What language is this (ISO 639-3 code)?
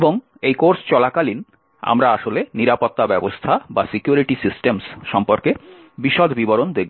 ben